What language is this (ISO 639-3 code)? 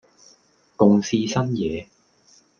yue